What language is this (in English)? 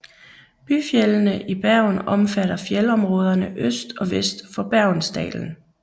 Danish